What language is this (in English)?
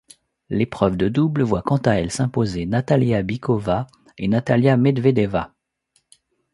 French